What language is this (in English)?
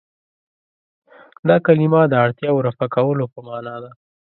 Pashto